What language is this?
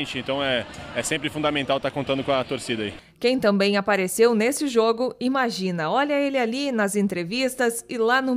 Portuguese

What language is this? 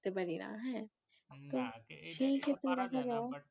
Bangla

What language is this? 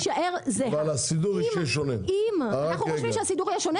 Hebrew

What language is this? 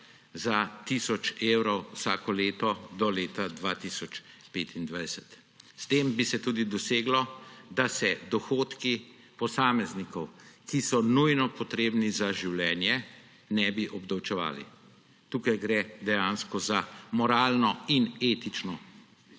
Slovenian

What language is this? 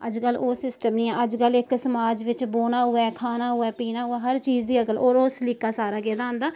Dogri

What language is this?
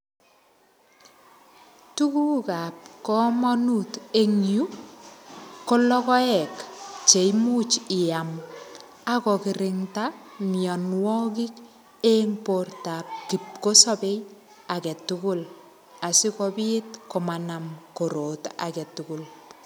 Kalenjin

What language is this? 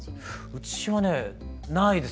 Japanese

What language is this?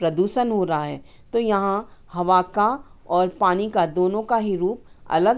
Hindi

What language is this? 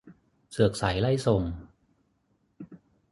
Thai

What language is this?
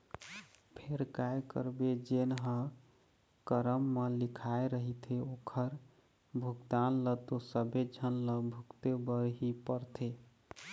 Chhattisgarhi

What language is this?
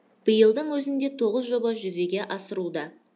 Kazakh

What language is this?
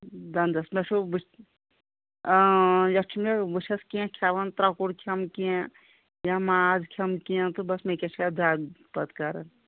Kashmiri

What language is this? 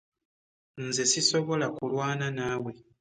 Ganda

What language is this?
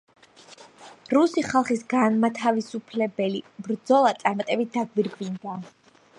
Georgian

